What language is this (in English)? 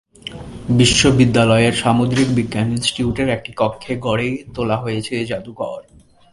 Bangla